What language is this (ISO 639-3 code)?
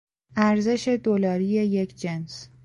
fas